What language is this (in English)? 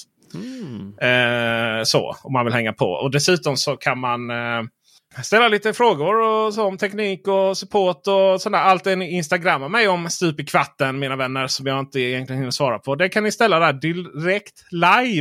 Swedish